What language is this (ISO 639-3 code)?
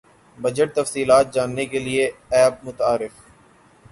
urd